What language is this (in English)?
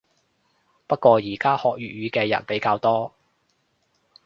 Cantonese